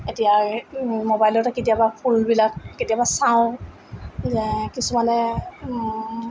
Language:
Assamese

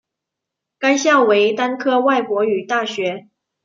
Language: Chinese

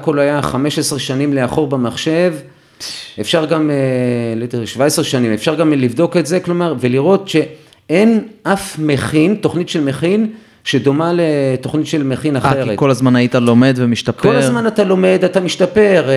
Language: Hebrew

